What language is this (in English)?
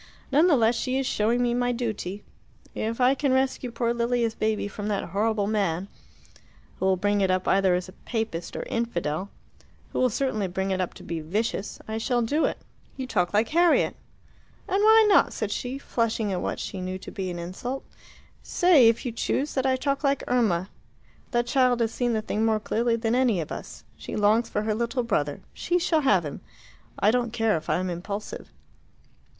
English